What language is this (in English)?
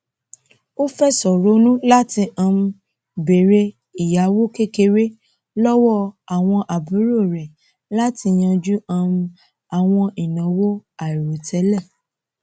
Yoruba